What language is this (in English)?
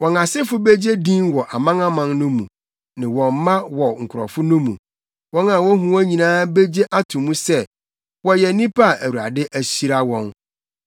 Akan